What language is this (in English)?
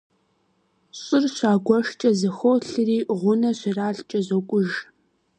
Kabardian